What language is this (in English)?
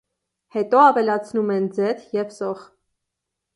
Armenian